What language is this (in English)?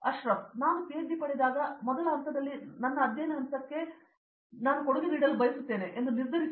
Kannada